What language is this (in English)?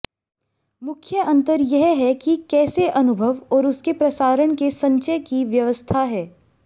Hindi